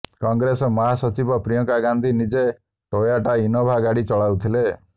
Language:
Odia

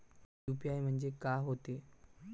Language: Marathi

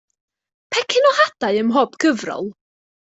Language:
Welsh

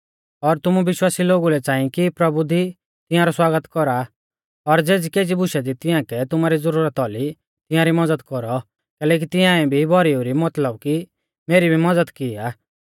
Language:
Mahasu Pahari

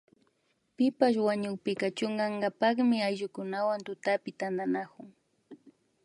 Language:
Imbabura Highland Quichua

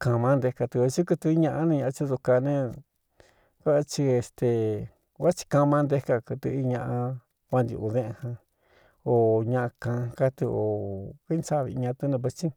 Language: Cuyamecalco Mixtec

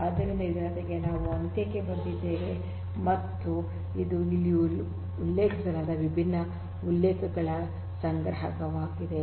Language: Kannada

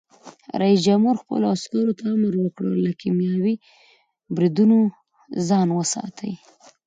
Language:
Pashto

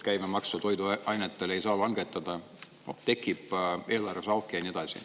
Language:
Estonian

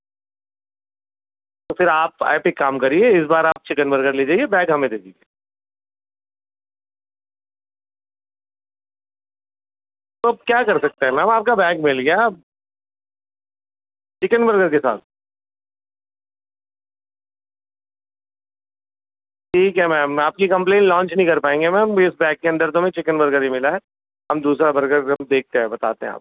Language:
Urdu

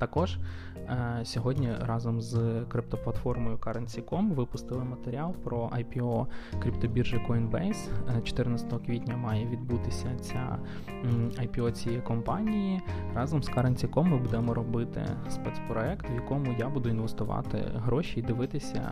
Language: Ukrainian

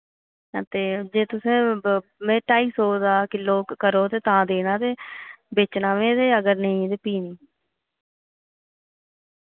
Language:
Dogri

